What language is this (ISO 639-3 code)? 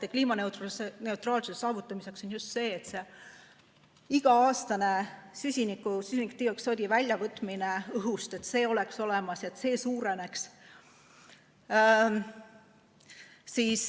est